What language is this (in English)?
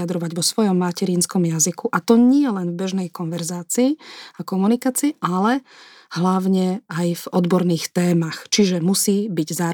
Slovak